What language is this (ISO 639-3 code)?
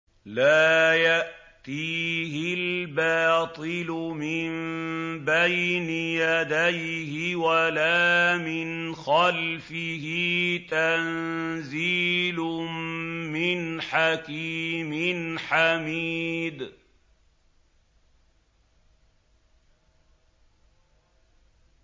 ara